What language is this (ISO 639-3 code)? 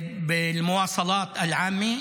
heb